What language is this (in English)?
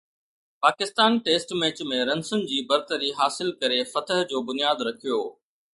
Sindhi